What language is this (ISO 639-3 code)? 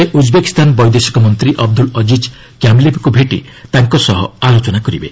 ori